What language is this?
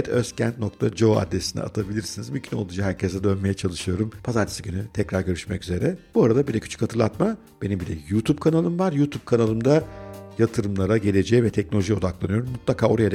Turkish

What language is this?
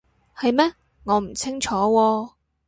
Cantonese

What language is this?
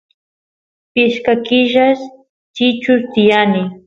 Santiago del Estero Quichua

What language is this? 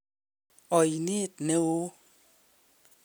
Kalenjin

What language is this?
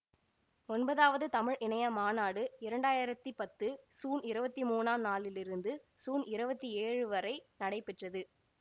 Tamil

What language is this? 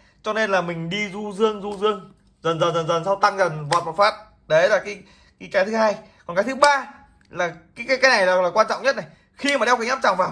Vietnamese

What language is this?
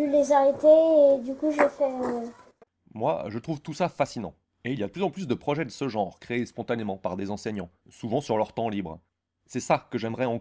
French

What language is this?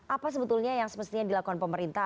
Indonesian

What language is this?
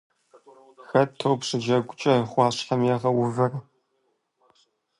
Kabardian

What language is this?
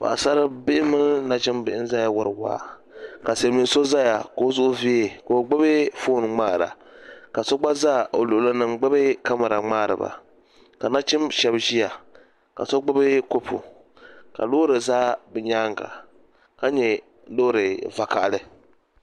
Dagbani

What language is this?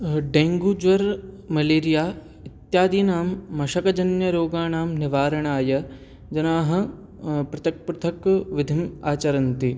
Sanskrit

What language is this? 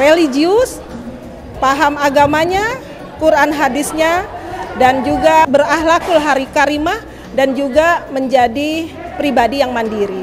Indonesian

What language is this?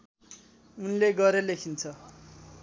Nepali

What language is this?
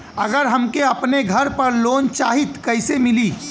Bhojpuri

